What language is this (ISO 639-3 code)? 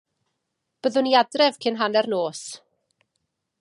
cym